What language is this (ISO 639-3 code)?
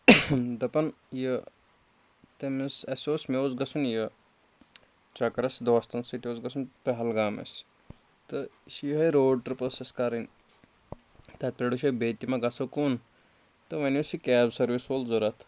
kas